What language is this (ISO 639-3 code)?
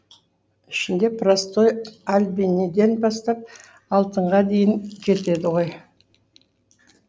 kaz